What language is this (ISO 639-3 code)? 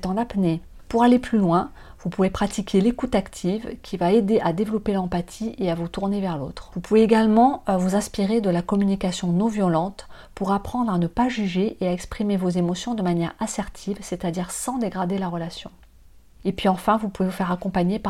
fra